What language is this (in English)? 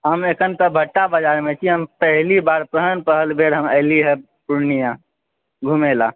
Maithili